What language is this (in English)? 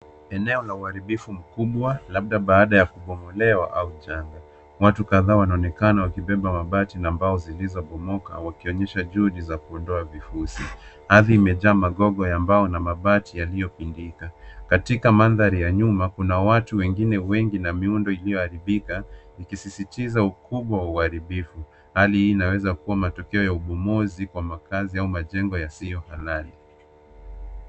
Swahili